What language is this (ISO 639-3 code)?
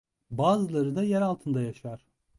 tur